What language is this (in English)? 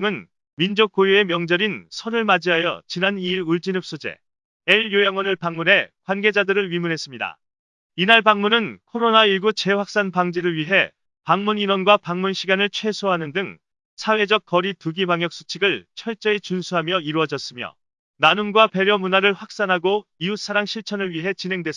Korean